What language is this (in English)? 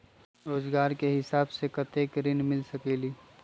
Magahi